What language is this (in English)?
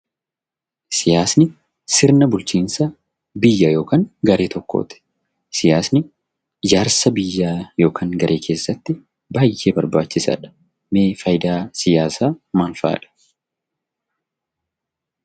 Oromo